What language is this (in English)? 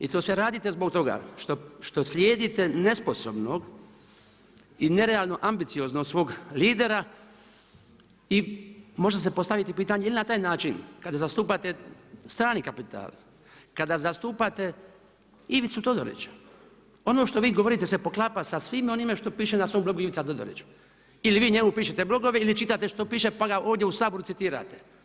Croatian